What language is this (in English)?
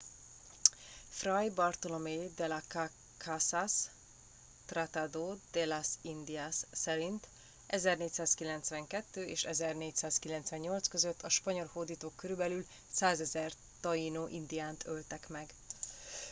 Hungarian